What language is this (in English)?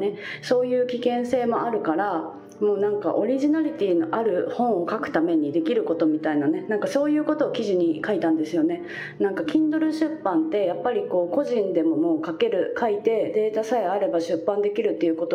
Japanese